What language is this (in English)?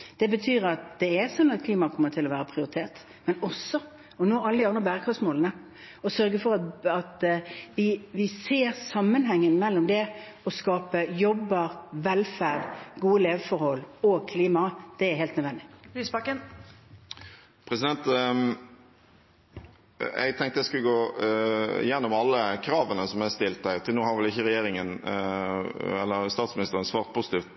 Norwegian